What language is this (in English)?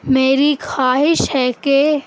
Urdu